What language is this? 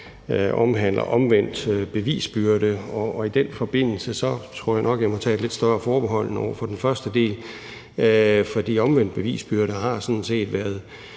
Danish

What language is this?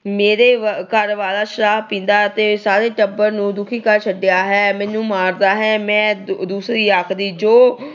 Punjabi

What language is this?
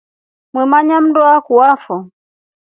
Rombo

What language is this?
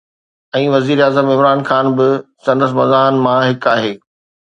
Sindhi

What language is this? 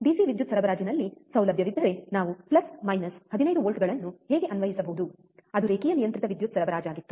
Kannada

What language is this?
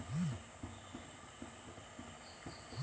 Kannada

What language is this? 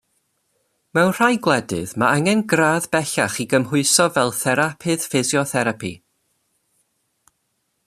Welsh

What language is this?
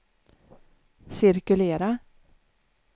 Swedish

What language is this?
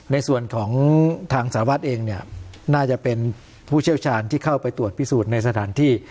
Thai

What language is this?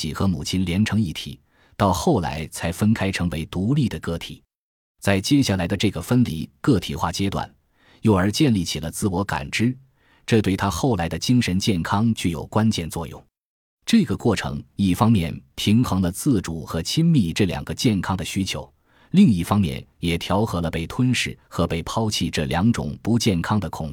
Chinese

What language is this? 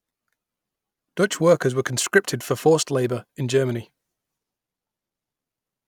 English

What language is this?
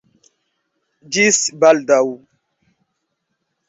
Esperanto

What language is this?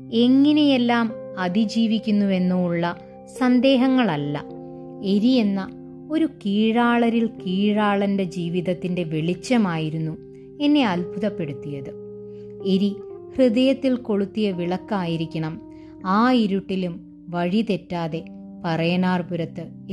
Malayalam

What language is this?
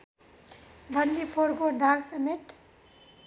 Nepali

